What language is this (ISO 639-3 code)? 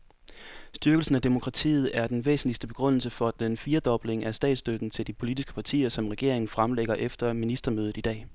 dan